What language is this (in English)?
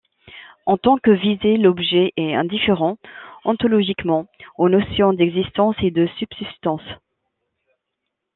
French